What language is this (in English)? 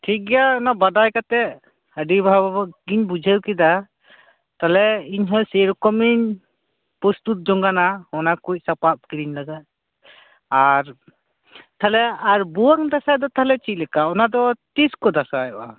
Santali